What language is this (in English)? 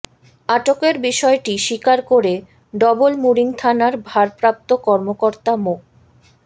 Bangla